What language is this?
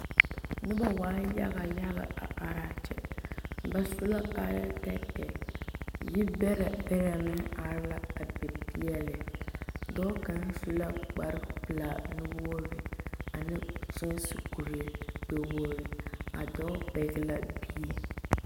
Southern Dagaare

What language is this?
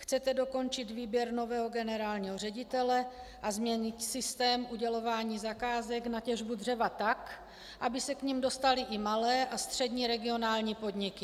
Czech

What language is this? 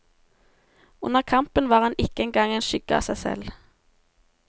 Norwegian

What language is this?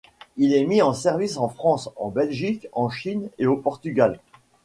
French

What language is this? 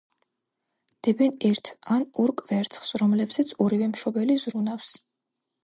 Georgian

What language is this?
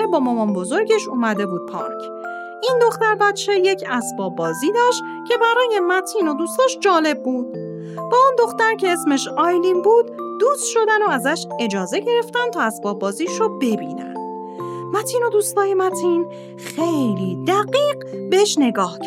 Persian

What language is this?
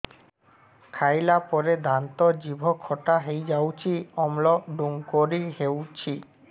Odia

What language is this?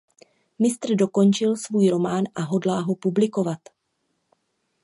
Czech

